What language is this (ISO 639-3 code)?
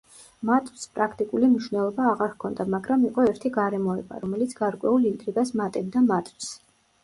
kat